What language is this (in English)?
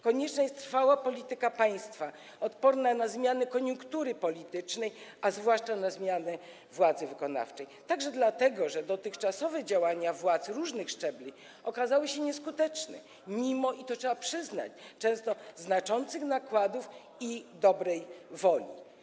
Polish